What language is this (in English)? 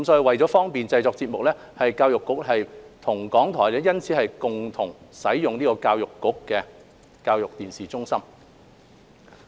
Cantonese